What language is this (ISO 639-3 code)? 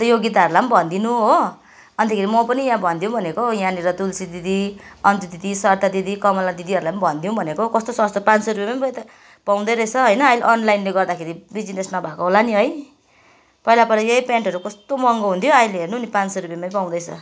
nep